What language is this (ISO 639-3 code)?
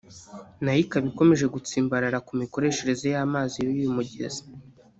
kin